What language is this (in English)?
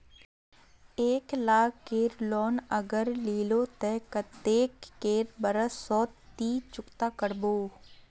Magahi